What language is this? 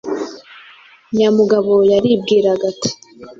Kinyarwanda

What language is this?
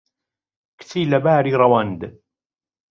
Central Kurdish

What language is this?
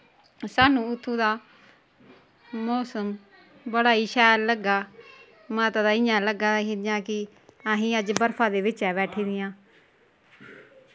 Dogri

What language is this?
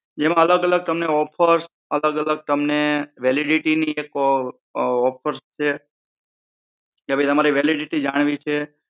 Gujarati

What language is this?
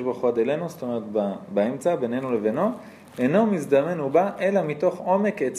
Hebrew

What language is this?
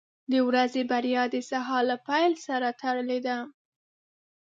Pashto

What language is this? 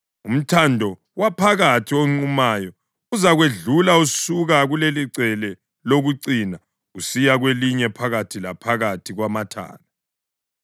North Ndebele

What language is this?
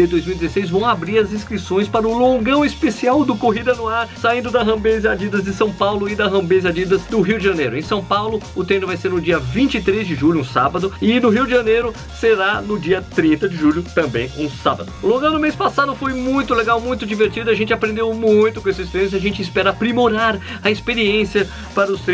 Portuguese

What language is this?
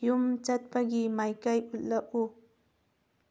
Manipuri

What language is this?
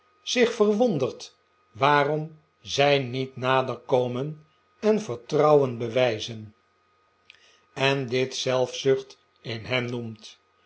Dutch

